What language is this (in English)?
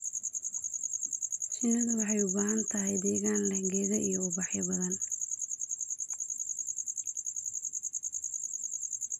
Somali